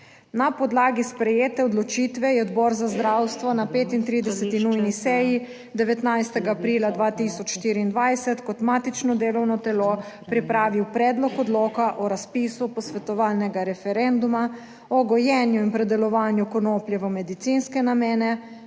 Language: Slovenian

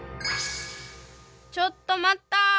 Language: Japanese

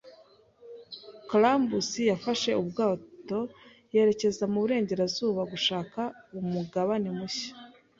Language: Kinyarwanda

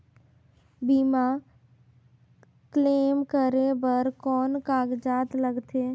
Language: Chhattisgarhi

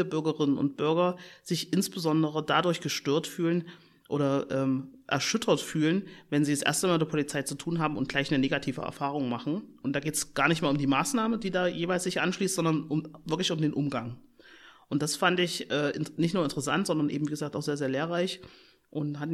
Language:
German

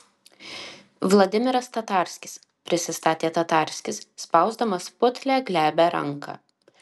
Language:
Lithuanian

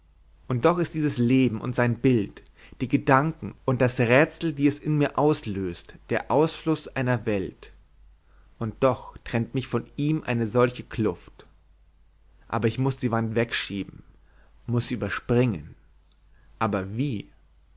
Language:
German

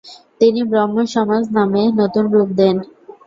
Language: Bangla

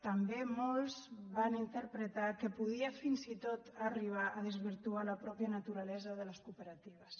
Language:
Catalan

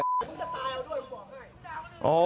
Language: Thai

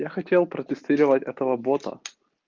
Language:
Russian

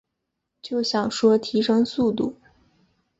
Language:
Chinese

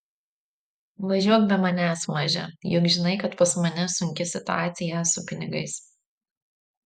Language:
Lithuanian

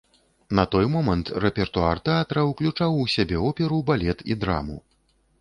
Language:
Belarusian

